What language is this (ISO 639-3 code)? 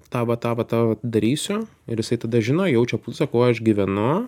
lit